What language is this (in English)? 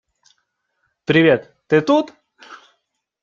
Russian